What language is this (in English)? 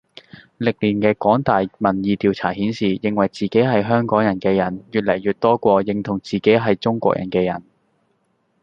Cantonese